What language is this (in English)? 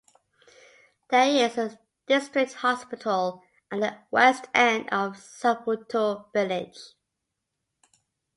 English